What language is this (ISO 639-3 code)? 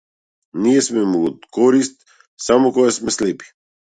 mkd